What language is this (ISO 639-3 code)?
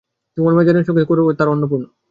ben